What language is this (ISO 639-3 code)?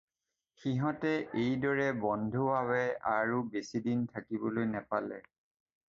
asm